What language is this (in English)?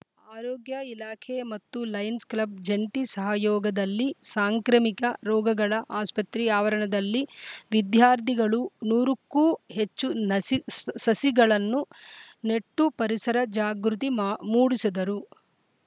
Kannada